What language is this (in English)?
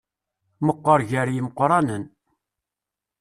Kabyle